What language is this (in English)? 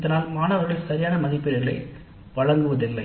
Tamil